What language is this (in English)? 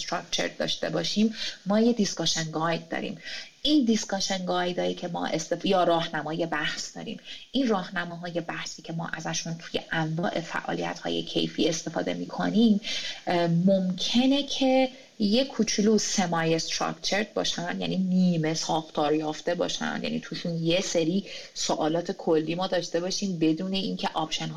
Persian